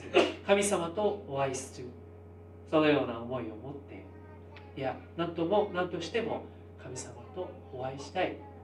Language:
Japanese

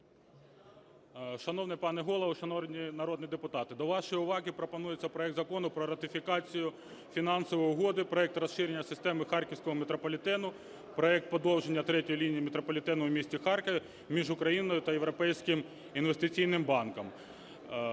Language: Ukrainian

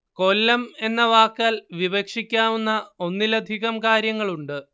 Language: Malayalam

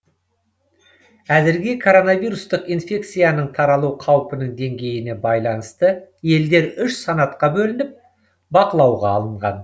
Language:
Kazakh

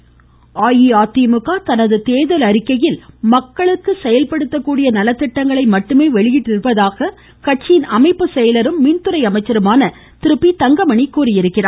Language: Tamil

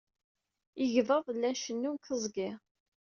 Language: Kabyle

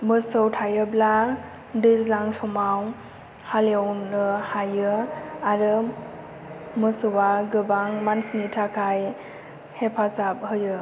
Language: Bodo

